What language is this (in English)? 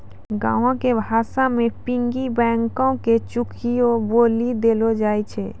Maithili